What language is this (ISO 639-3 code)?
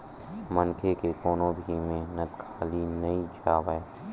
hne